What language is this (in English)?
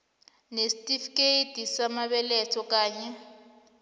South Ndebele